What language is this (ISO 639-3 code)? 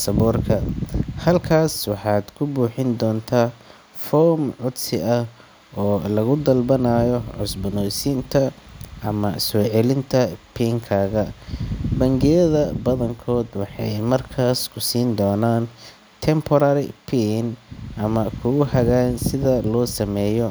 som